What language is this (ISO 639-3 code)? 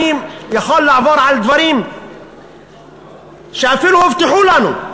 heb